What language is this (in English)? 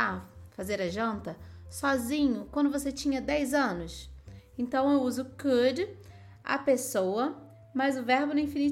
Portuguese